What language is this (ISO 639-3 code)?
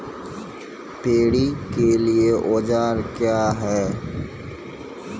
mai